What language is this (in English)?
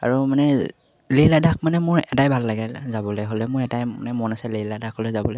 Assamese